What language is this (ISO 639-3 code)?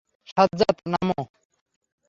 ben